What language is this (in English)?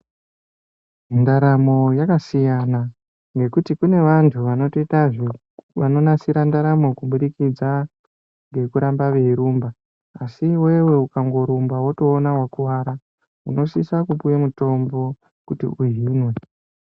Ndau